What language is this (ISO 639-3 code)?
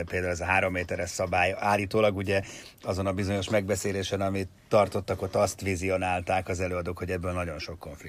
hun